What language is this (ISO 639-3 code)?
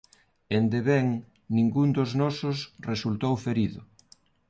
glg